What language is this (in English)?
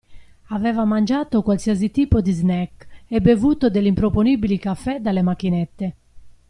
Italian